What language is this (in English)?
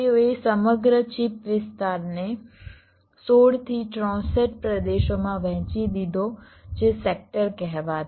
Gujarati